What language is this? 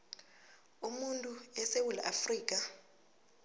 South Ndebele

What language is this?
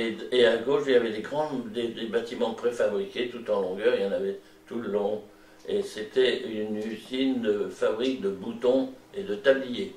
French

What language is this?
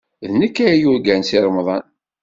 Kabyle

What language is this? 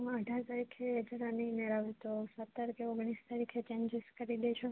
Gujarati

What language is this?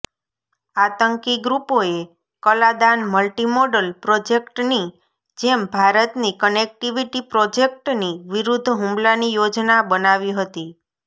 Gujarati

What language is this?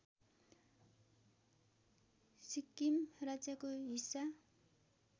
Nepali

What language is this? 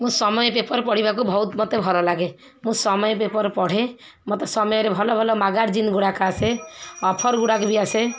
Odia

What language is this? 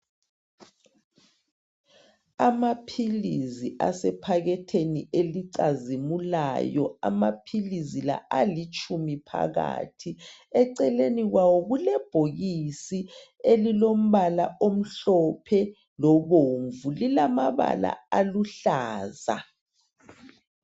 North Ndebele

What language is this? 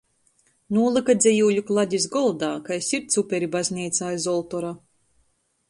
Latgalian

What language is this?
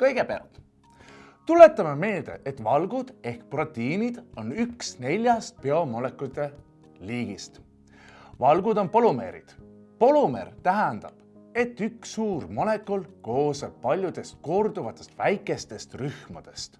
Estonian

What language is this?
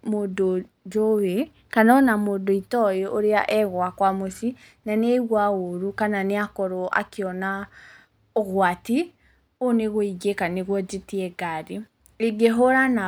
Kikuyu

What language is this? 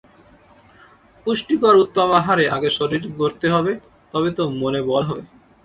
Bangla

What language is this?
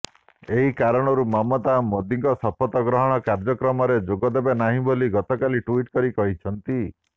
Odia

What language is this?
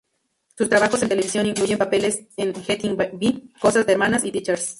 Spanish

